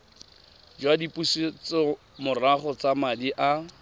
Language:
Tswana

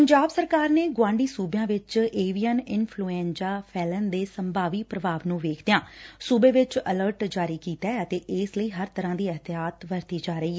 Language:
Punjabi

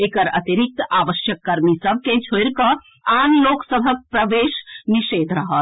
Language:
Maithili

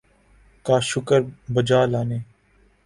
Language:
Urdu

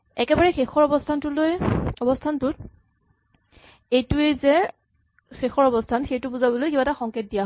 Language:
Assamese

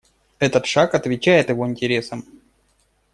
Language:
Russian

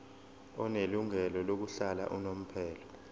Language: Zulu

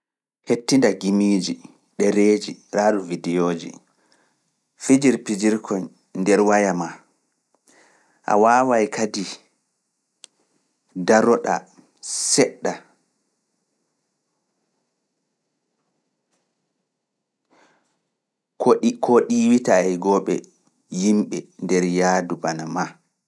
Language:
Fula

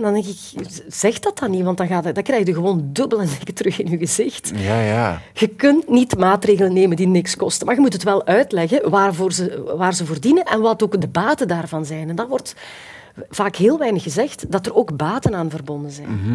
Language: Dutch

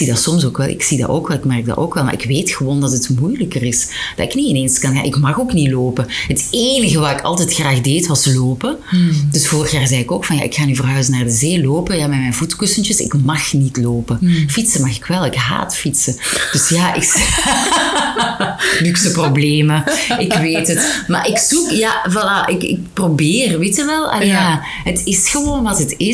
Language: Dutch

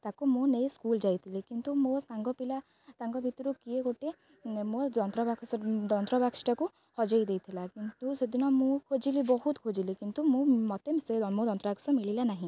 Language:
Odia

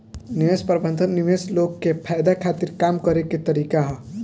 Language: Bhojpuri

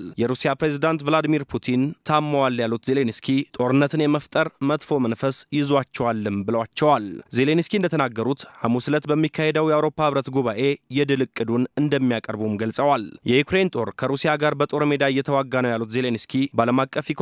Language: Arabic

